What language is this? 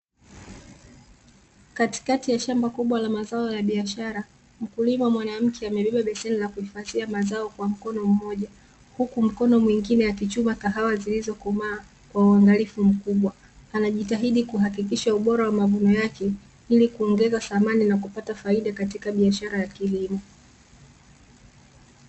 Swahili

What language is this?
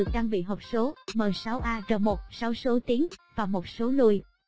Vietnamese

